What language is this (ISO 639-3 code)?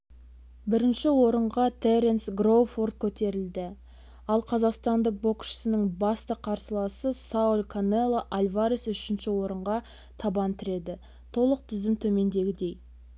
kaz